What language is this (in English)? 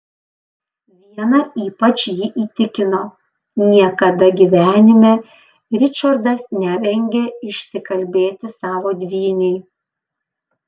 Lithuanian